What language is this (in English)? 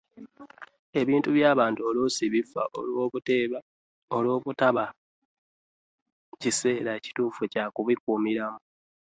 Ganda